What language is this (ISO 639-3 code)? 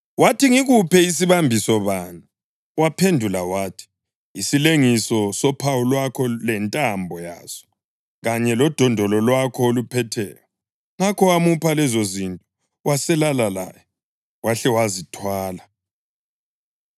nde